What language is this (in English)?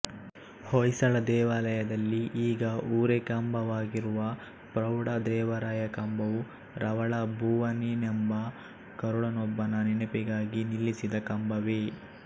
Kannada